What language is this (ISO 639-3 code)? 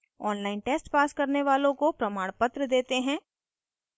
hin